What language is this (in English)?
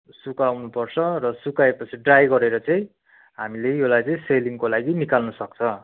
Nepali